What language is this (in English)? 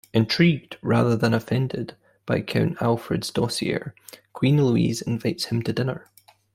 English